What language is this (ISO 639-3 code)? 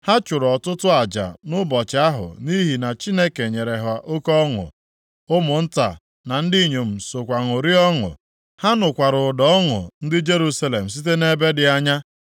ibo